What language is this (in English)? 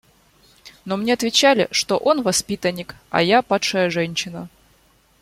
Russian